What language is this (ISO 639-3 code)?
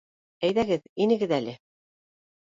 bak